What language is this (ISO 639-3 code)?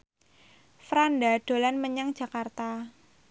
jav